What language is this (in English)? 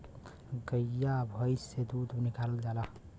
Bhojpuri